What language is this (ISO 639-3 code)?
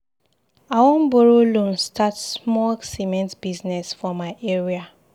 pcm